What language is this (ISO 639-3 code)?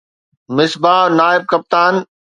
snd